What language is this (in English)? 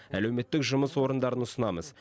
Kazakh